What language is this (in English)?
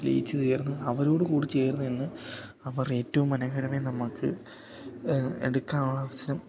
Malayalam